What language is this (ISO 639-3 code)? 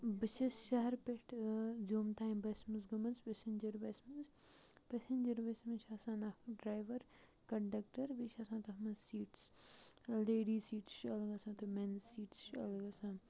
kas